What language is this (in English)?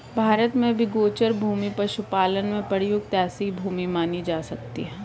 Hindi